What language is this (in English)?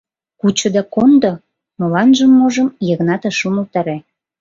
Mari